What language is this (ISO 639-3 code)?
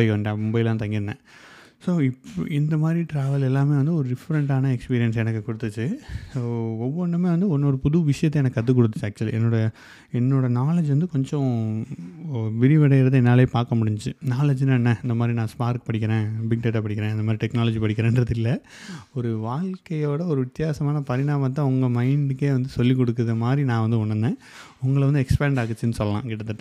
tam